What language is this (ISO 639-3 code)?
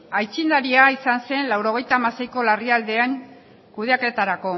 eus